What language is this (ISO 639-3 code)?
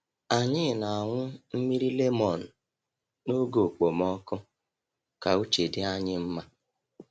ibo